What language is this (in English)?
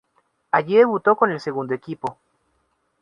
Spanish